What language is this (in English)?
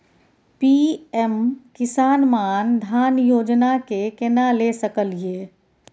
Maithili